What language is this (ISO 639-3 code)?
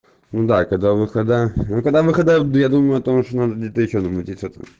rus